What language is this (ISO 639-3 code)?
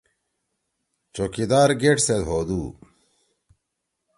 trw